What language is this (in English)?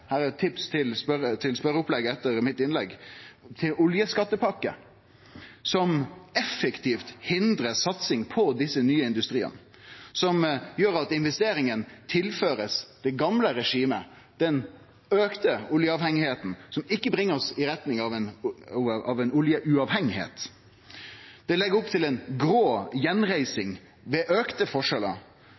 Norwegian Nynorsk